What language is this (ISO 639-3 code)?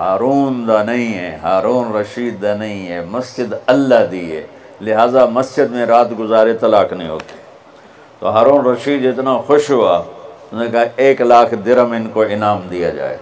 urd